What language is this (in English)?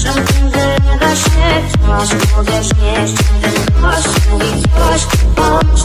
Polish